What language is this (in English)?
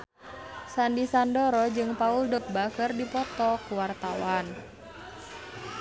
Sundanese